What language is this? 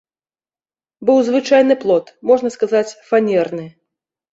Belarusian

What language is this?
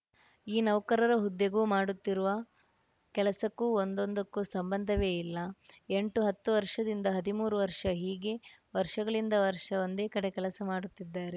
Kannada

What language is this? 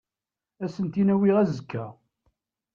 Kabyle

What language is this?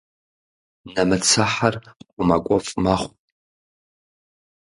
Kabardian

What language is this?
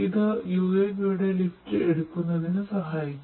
Malayalam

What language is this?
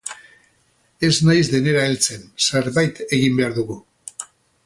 Basque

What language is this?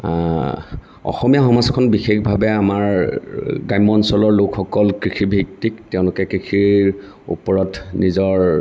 Assamese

